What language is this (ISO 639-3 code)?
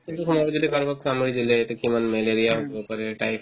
asm